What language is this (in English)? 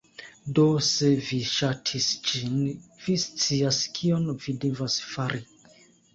Esperanto